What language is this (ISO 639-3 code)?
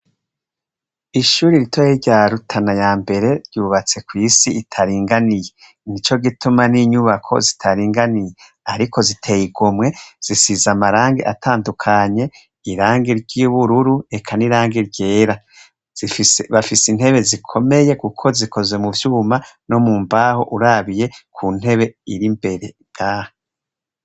run